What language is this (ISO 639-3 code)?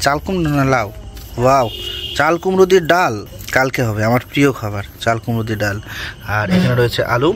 ben